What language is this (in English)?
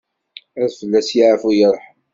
Kabyle